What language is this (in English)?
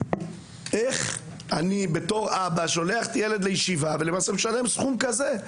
Hebrew